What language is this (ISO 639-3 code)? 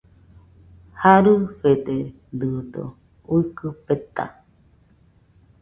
hux